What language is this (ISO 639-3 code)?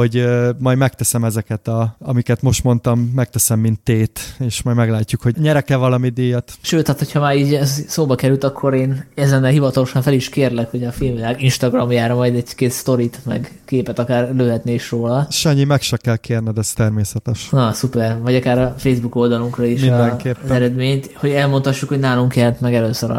hun